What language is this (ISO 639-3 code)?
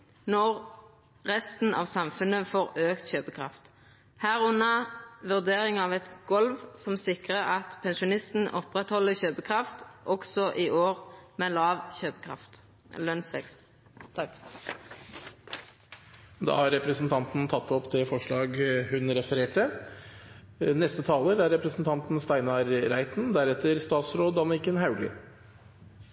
nor